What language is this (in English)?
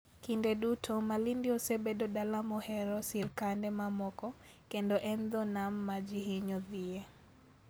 Luo (Kenya and Tanzania)